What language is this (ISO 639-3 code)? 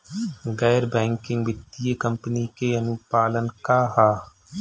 bho